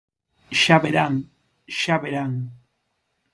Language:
Galician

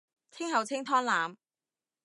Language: Cantonese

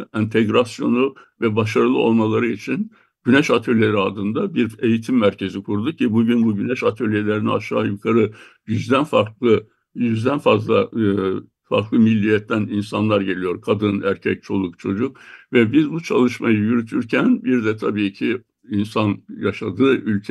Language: Turkish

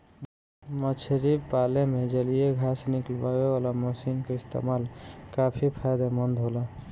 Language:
Bhojpuri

